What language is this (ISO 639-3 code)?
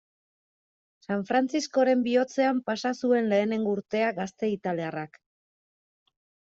eus